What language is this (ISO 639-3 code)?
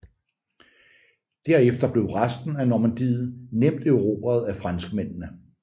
dan